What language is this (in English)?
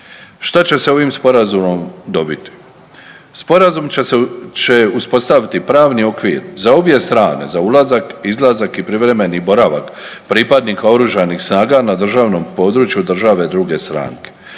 Croatian